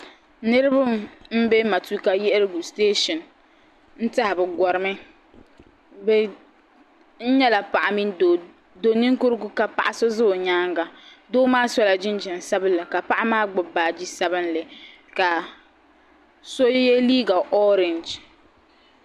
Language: Dagbani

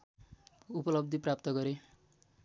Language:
Nepali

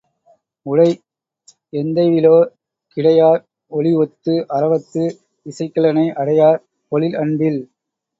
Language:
Tamil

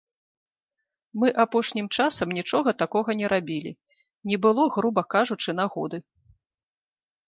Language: Belarusian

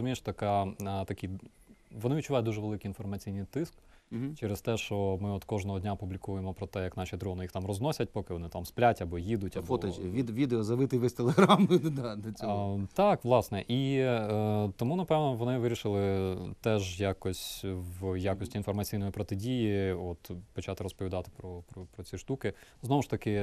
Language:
Ukrainian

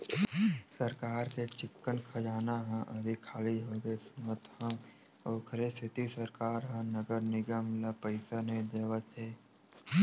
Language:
Chhattisgarhi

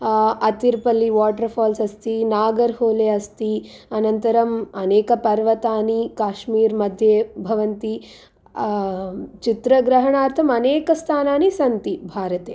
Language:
Sanskrit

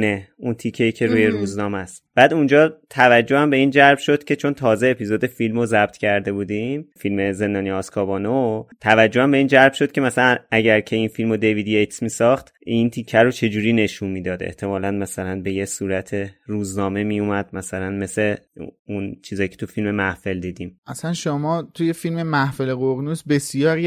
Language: Persian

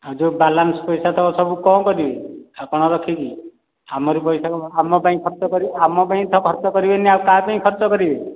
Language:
Odia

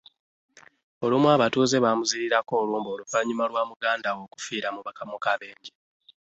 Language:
Ganda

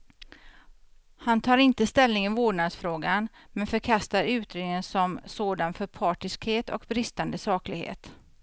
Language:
Swedish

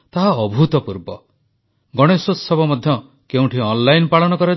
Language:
Odia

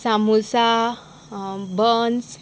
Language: Konkani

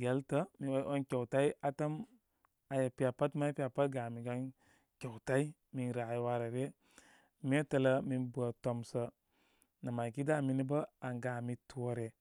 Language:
Koma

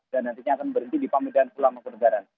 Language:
Indonesian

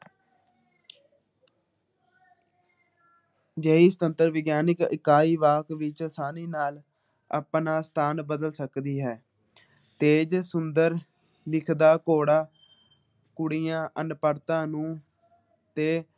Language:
Punjabi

